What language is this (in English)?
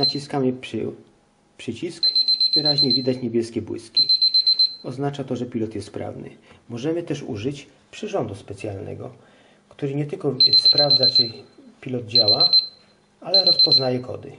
Polish